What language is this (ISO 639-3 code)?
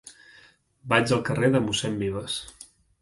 cat